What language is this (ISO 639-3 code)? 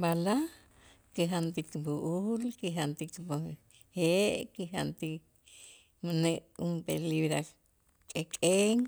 itz